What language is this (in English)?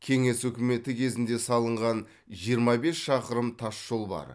Kazakh